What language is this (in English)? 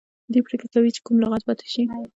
Pashto